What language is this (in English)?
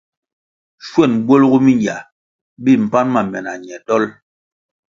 Kwasio